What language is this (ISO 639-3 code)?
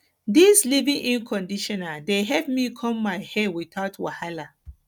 pcm